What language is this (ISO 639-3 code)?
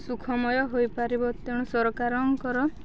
ori